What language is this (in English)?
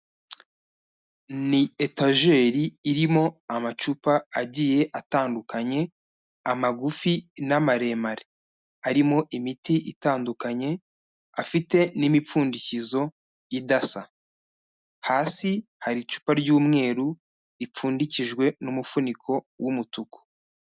Kinyarwanda